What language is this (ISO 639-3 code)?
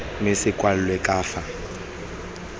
tsn